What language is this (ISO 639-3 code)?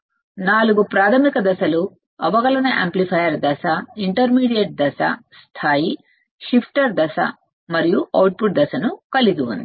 tel